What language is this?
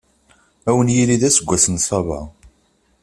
Kabyle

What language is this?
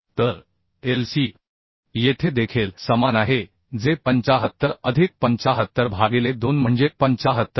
Marathi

